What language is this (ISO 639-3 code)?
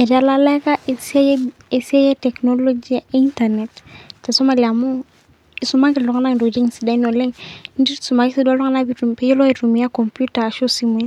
mas